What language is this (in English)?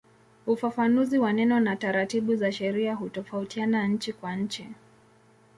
Swahili